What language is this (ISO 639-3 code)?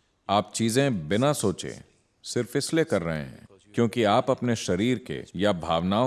hin